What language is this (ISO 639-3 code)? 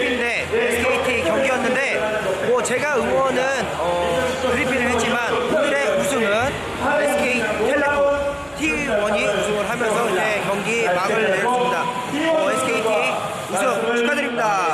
kor